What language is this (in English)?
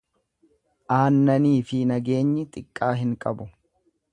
Oromo